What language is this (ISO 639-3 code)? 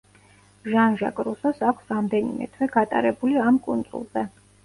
kat